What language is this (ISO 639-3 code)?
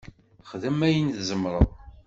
kab